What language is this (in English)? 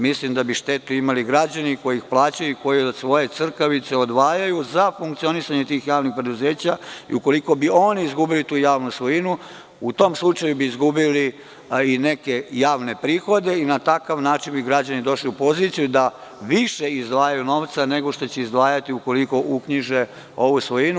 Serbian